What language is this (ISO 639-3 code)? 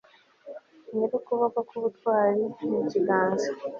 kin